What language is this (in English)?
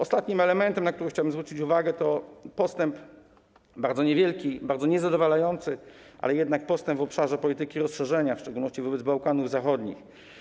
Polish